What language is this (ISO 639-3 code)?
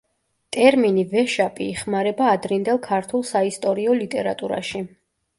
kat